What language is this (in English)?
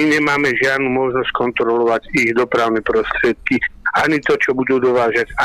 Slovak